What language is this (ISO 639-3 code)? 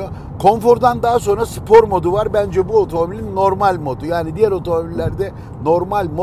tur